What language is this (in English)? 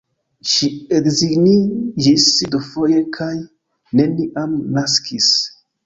Esperanto